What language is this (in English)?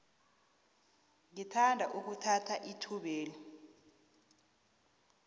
South Ndebele